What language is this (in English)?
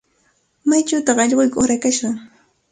Cajatambo North Lima Quechua